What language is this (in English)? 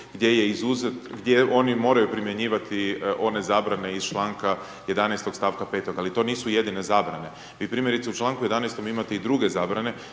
Croatian